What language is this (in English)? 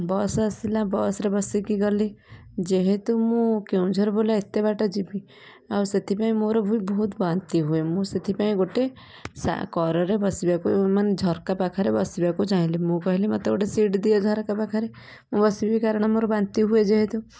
Odia